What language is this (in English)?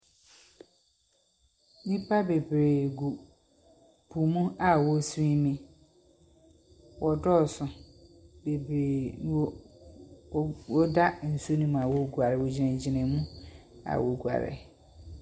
Akan